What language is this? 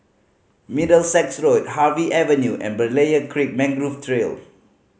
English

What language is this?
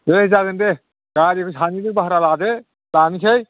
Bodo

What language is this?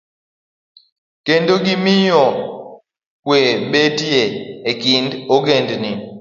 Luo (Kenya and Tanzania)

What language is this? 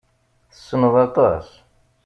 Kabyle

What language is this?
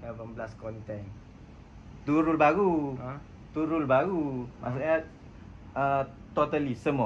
Malay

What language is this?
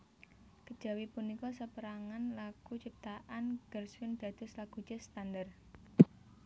Javanese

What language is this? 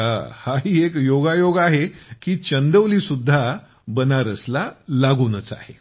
Marathi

